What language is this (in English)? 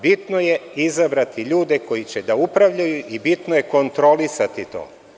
Serbian